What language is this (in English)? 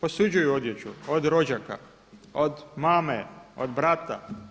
Croatian